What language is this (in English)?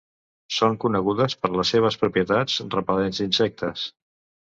Catalan